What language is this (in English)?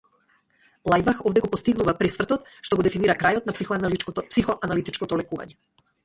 Macedonian